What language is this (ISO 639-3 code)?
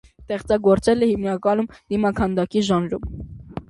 hye